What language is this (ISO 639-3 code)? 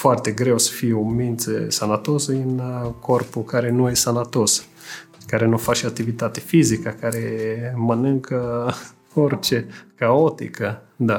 ron